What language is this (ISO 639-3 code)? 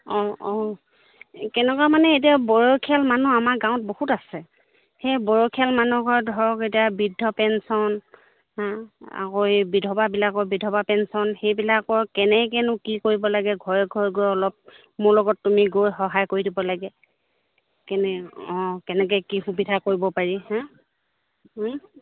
asm